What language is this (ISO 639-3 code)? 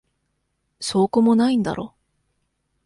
jpn